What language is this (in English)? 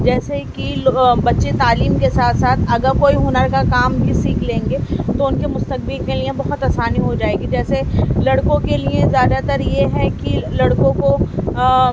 Urdu